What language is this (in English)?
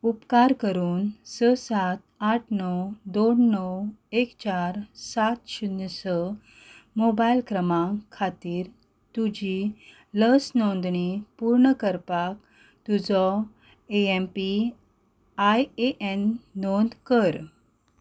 Konkani